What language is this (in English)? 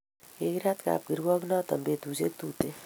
Kalenjin